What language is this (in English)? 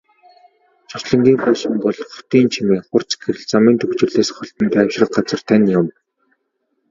Mongolian